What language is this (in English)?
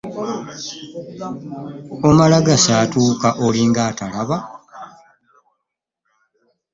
Ganda